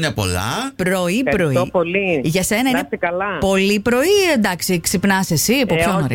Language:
Greek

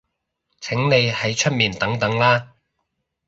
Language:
Cantonese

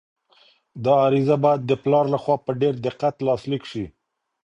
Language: Pashto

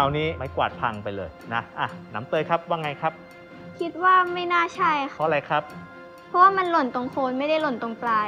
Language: Thai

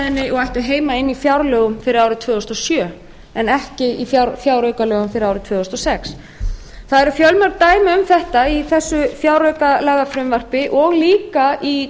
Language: Icelandic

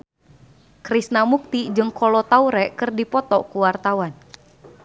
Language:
Sundanese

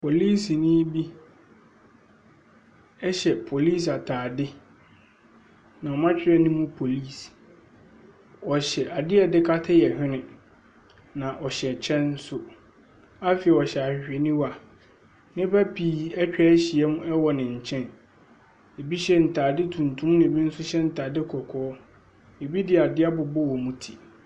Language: Akan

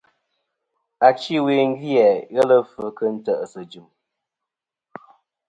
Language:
Kom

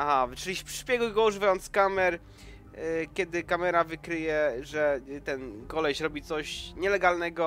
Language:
Polish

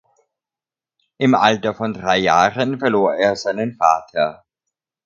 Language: German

